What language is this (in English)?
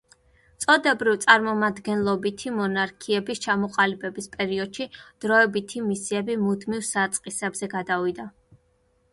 Georgian